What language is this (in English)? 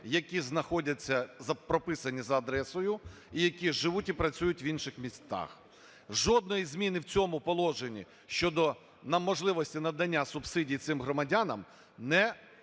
Ukrainian